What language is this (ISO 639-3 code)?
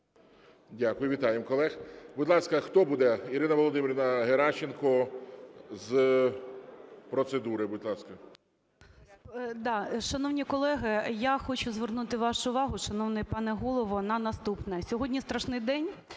ukr